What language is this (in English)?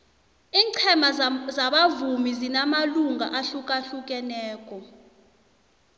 South Ndebele